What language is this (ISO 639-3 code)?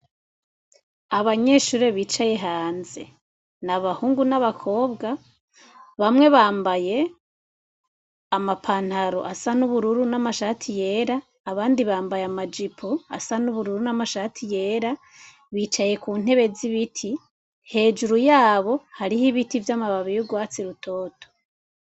run